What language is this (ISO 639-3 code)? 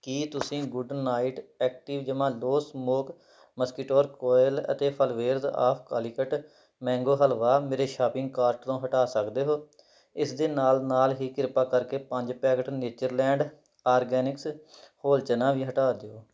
pan